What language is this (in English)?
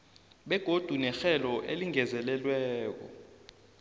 South Ndebele